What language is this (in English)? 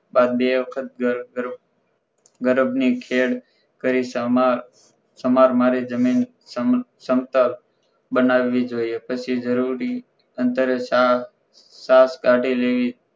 Gujarati